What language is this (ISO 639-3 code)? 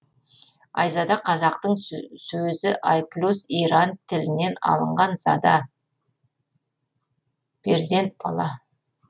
kaz